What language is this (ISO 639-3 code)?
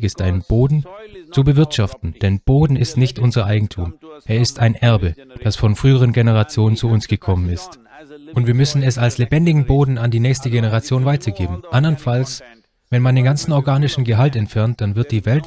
deu